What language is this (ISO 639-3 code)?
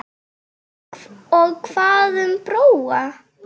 isl